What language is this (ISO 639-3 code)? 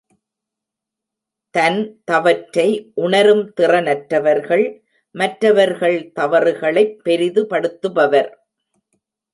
tam